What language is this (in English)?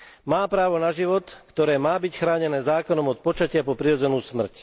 Slovak